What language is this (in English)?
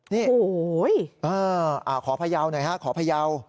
Thai